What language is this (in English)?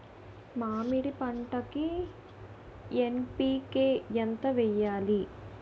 Telugu